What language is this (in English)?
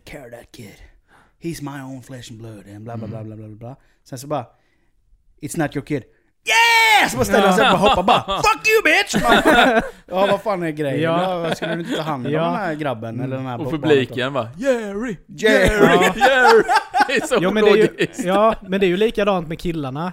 Swedish